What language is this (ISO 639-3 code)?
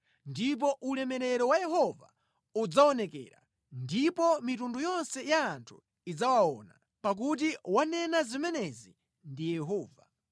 nya